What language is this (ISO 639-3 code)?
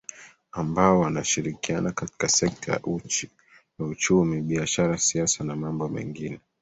swa